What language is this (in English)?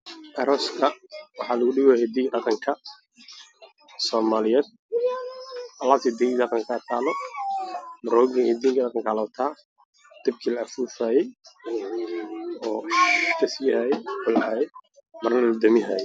Somali